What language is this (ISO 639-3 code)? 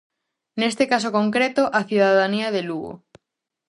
glg